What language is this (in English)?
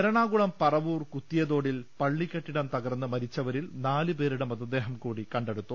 Malayalam